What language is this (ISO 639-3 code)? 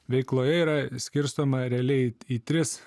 lit